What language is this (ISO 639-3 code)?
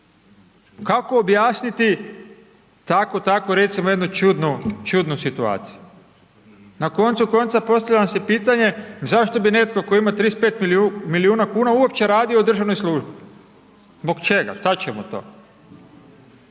hrv